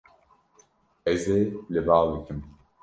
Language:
Kurdish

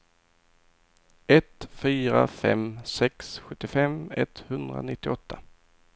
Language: Swedish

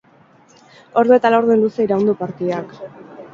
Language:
Basque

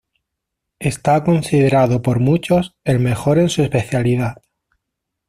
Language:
Spanish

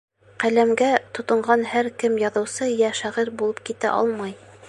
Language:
Bashkir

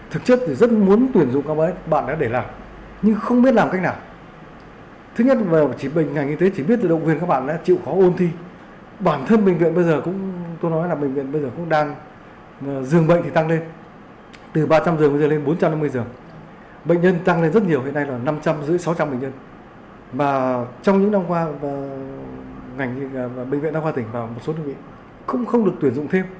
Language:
Vietnamese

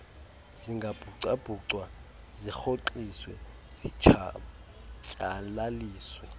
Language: Xhosa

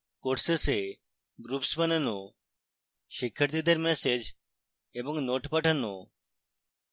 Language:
Bangla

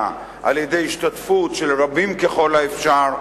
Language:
Hebrew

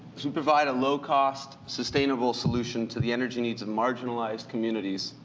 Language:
English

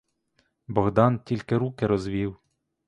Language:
Ukrainian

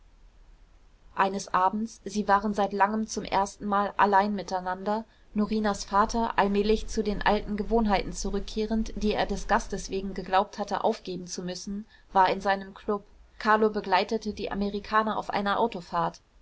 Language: German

